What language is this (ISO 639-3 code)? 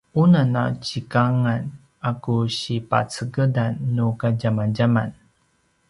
pwn